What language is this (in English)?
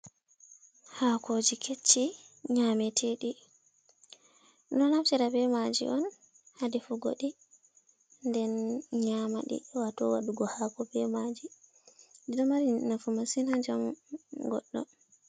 Fula